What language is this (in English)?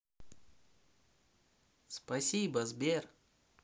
Russian